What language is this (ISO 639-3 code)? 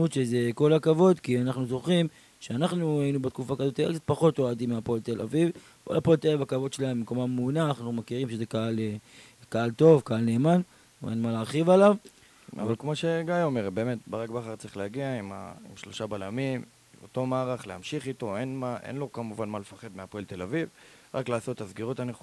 heb